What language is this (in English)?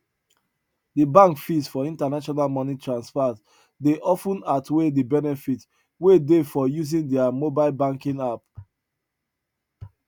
Nigerian Pidgin